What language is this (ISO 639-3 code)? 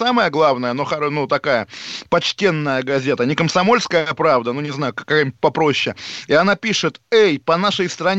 rus